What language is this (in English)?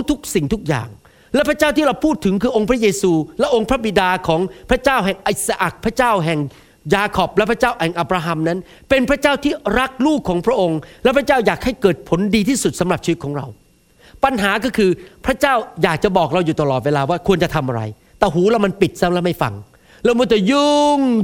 Thai